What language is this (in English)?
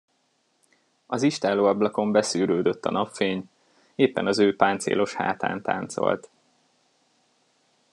Hungarian